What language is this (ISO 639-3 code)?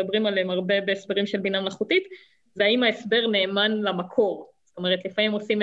heb